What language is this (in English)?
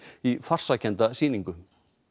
Icelandic